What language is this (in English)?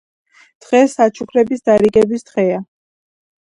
Georgian